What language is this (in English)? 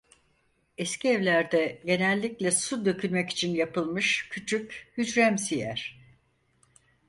Turkish